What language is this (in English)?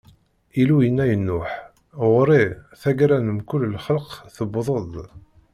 Kabyle